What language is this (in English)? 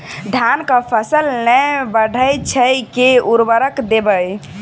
Maithili